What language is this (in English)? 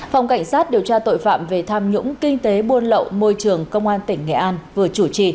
Vietnamese